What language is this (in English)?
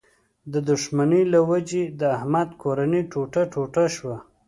Pashto